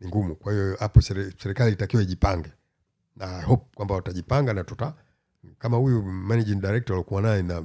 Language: Swahili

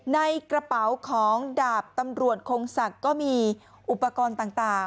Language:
Thai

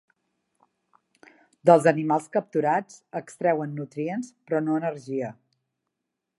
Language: Catalan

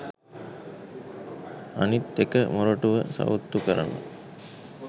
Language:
Sinhala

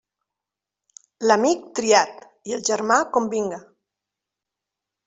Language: Catalan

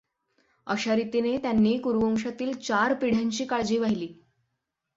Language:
Marathi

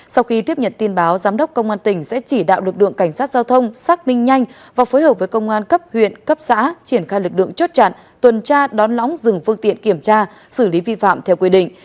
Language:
Vietnamese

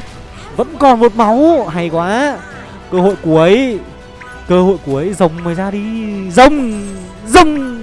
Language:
Vietnamese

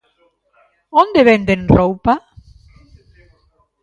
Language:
Galician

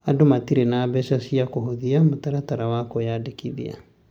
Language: Kikuyu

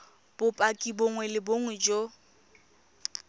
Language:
Tswana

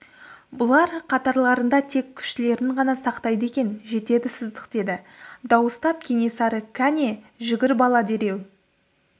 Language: Kazakh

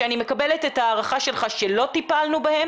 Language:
Hebrew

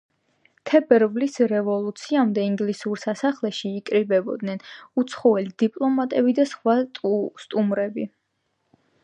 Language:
Georgian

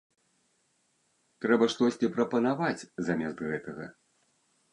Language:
Belarusian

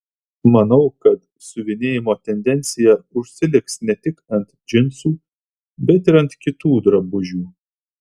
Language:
Lithuanian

